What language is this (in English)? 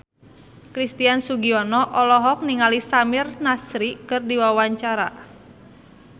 Sundanese